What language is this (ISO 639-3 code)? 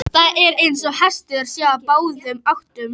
isl